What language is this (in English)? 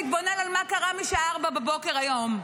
Hebrew